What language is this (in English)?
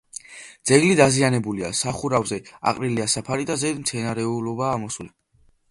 Georgian